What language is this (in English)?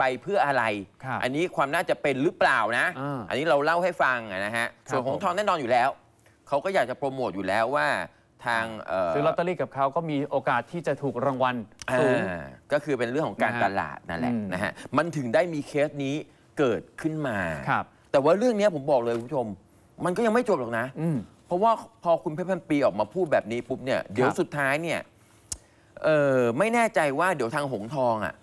Thai